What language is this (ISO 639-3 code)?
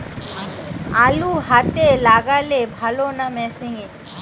ben